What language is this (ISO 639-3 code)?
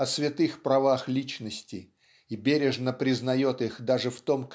rus